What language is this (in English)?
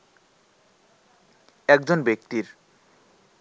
Bangla